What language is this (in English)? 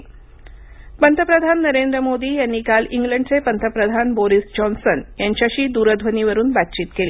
Marathi